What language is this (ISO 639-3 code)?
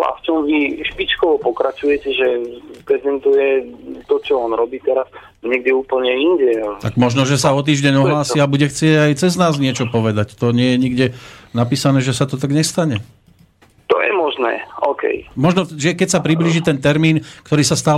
slk